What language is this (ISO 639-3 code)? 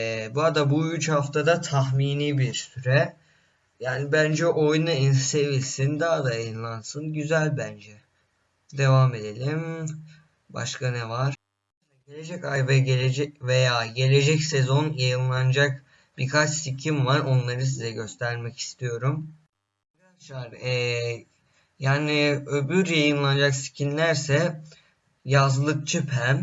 tur